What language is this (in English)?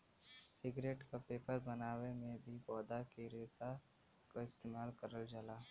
Bhojpuri